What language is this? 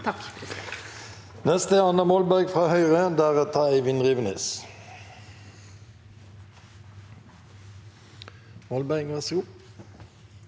Norwegian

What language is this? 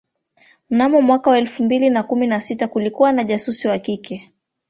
Swahili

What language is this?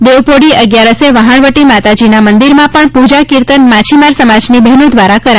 Gujarati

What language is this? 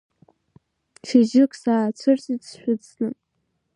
Abkhazian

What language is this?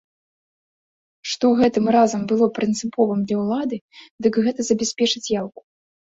Belarusian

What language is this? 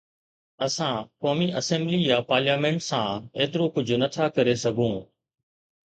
Sindhi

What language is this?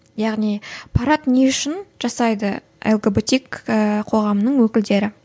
Kazakh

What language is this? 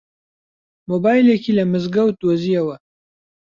Central Kurdish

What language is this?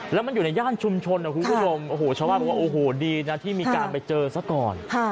Thai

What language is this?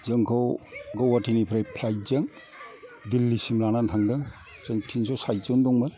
Bodo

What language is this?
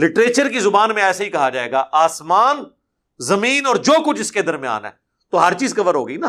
Urdu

